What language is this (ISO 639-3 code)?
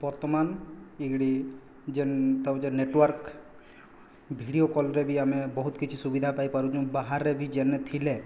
ori